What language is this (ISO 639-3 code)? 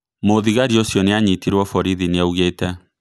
kik